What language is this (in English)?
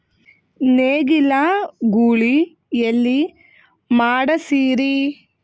Kannada